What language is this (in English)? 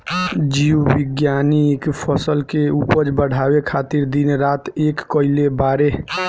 Bhojpuri